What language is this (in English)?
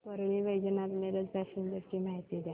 Marathi